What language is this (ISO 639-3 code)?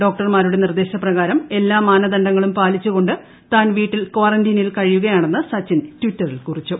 mal